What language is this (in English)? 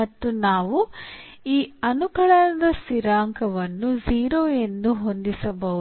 Kannada